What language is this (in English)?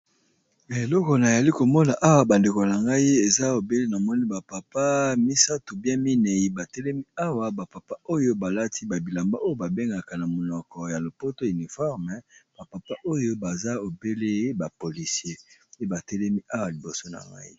Lingala